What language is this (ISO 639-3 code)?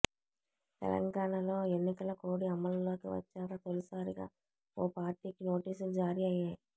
tel